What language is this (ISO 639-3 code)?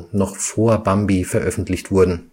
deu